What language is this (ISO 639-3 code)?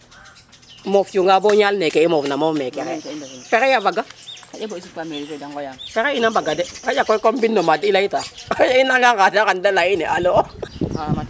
srr